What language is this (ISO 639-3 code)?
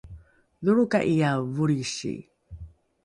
dru